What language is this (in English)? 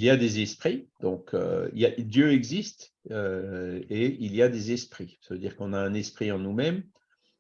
French